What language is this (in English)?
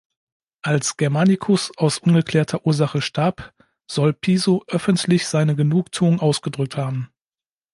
German